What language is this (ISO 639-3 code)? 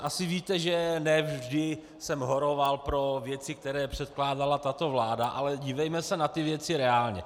ces